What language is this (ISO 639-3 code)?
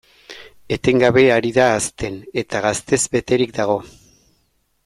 eus